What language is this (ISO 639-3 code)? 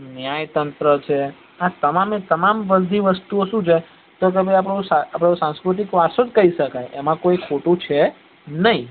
guj